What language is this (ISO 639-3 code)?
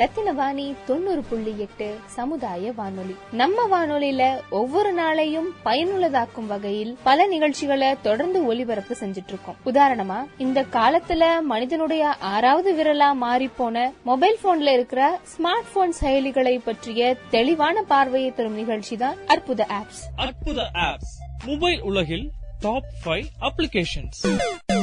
tam